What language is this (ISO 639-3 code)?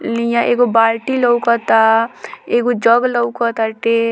bho